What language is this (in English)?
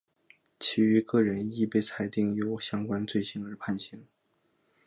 Chinese